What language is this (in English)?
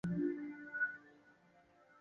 Chinese